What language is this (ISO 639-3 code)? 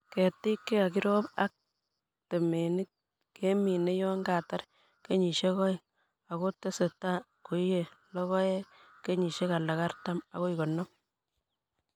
kln